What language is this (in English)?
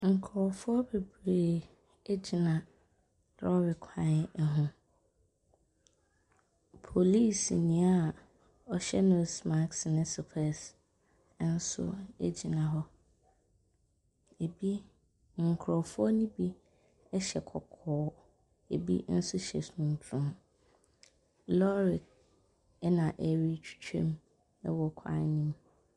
Akan